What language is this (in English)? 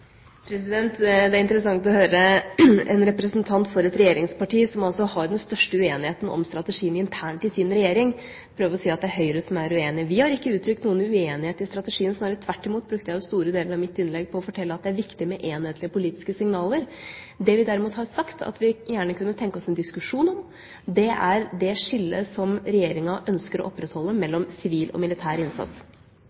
Norwegian Bokmål